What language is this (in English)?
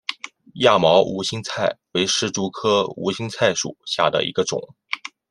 Chinese